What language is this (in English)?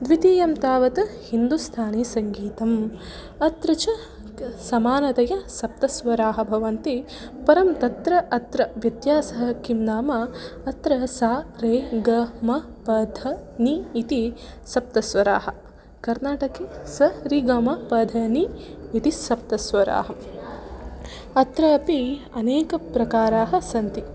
Sanskrit